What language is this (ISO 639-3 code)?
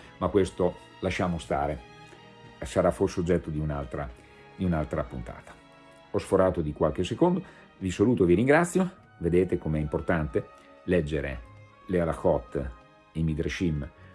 ita